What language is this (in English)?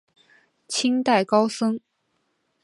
Chinese